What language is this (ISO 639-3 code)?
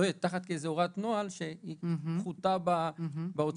heb